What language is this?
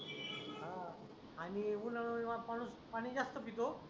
Marathi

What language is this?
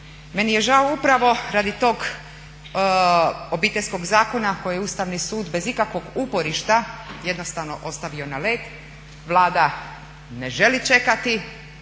Croatian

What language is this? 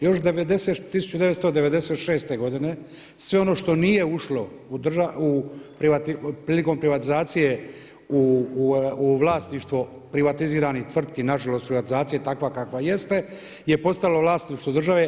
Croatian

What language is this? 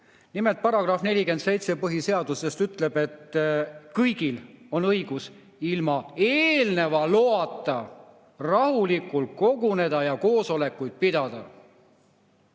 Estonian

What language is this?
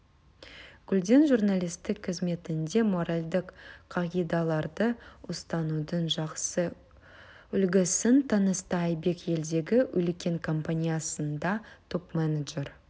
Kazakh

